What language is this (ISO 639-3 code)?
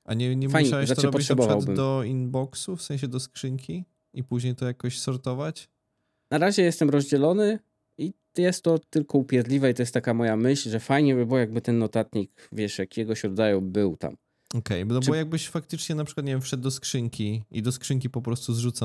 pol